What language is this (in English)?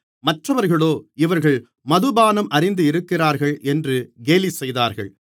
Tamil